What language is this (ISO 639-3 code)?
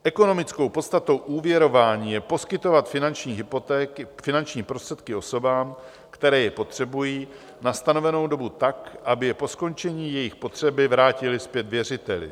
ces